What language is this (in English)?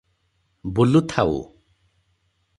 Odia